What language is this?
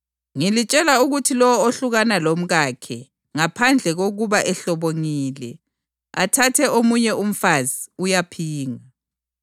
North Ndebele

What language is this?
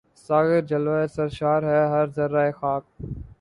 Urdu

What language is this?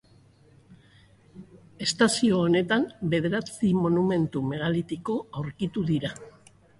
Basque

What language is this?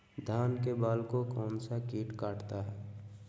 Magahi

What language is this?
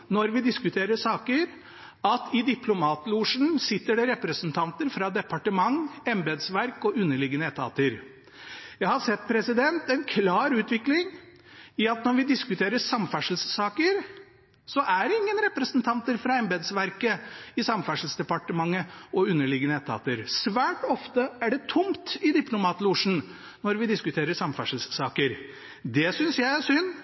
Norwegian Bokmål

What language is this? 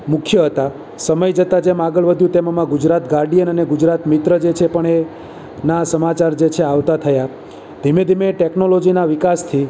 Gujarati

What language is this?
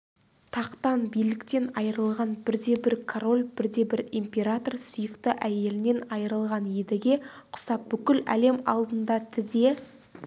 Kazakh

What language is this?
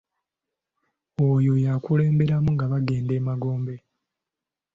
Ganda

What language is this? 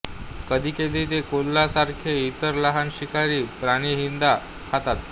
Marathi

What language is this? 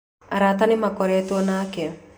Kikuyu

